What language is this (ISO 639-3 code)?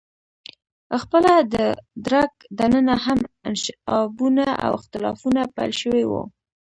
pus